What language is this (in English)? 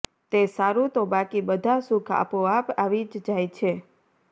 Gujarati